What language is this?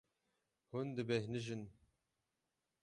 Kurdish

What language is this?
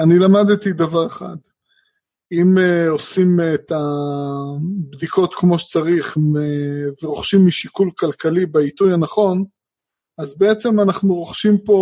Hebrew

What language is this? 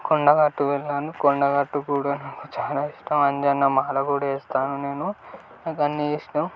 Telugu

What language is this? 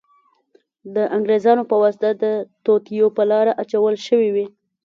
Pashto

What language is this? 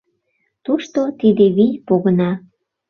Mari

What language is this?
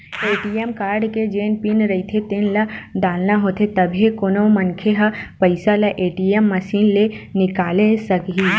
Chhattisgarhi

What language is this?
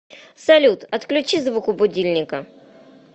Russian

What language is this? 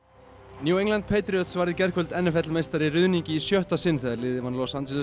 Icelandic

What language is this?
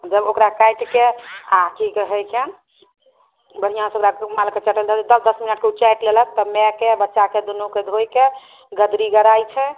Maithili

